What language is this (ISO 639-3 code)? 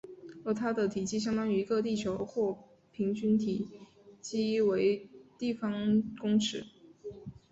zho